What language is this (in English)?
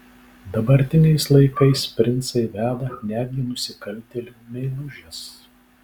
Lithuanian